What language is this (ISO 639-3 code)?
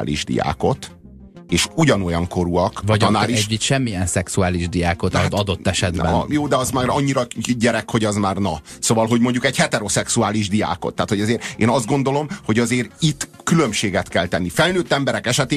hun